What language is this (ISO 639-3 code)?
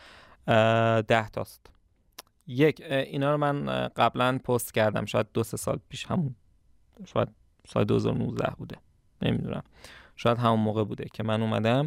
fas